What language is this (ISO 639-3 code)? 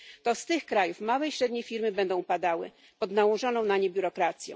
pol